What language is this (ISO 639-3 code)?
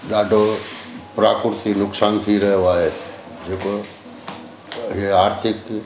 snd